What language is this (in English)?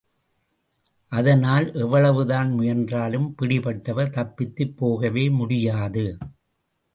Tamil